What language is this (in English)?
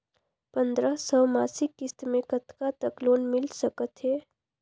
Chhattisgarhi